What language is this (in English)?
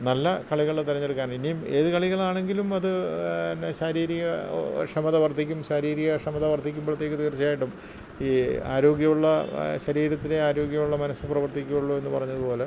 Malayalam